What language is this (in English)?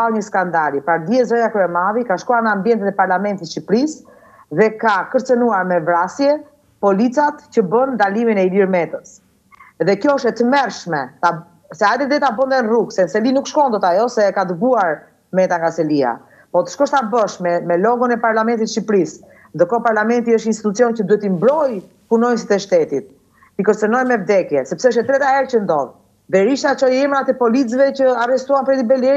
Romanian